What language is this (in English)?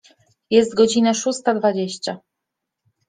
Polish